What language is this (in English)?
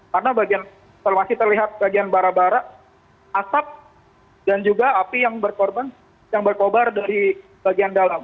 Indonesian